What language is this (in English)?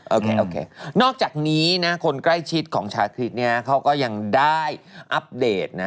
Thai